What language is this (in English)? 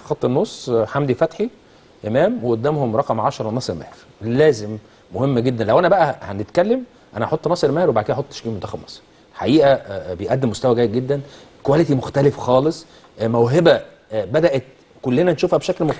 Arabic